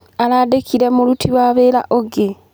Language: Kikuyu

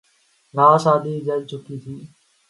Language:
Urdu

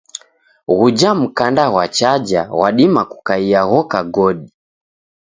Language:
Taita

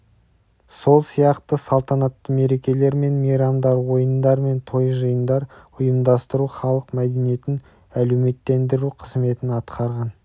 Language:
Kazakh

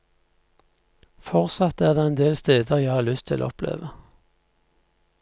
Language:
Norwegian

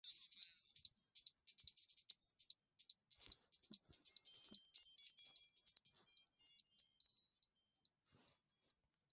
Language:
Swahili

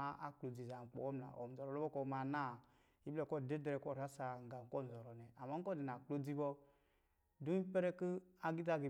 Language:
Lijili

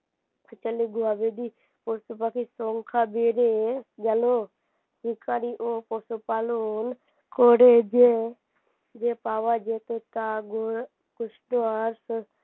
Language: Bangla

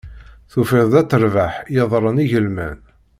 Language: Kabyle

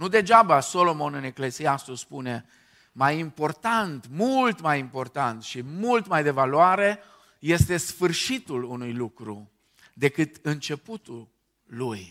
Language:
Romanian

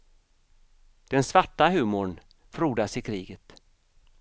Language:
Swedish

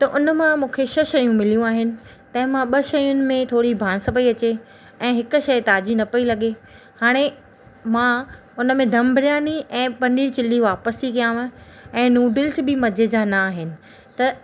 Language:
Sindhi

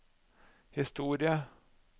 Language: Norwegian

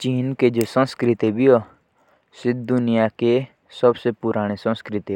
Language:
Jaunsari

